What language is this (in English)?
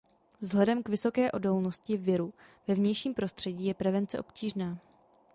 Czech